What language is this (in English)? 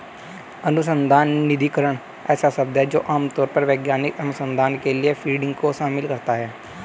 Hindi